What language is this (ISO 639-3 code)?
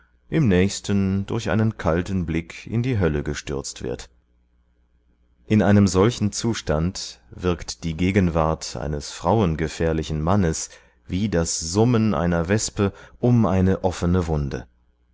deu